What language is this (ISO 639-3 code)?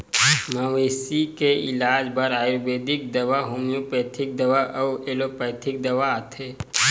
hne